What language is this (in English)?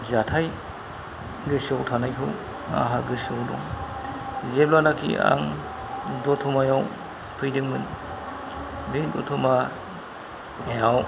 Bodo